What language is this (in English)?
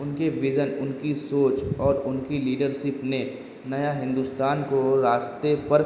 Urdu